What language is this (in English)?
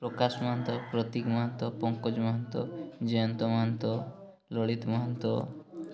Odia